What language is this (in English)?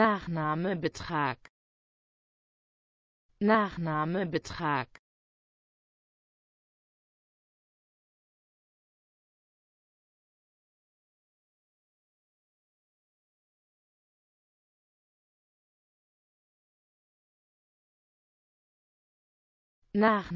Dutch